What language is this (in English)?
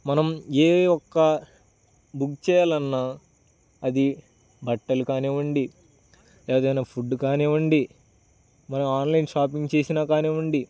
Telugu